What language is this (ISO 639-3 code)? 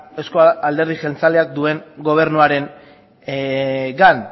eus